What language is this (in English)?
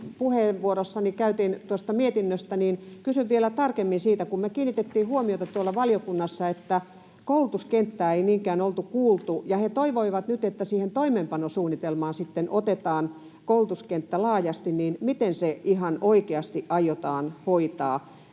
Finnish